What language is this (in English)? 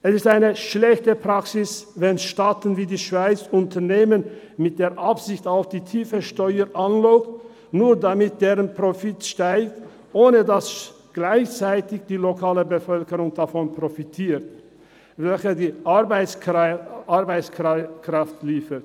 Swiss German